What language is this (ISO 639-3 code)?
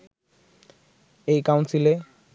ben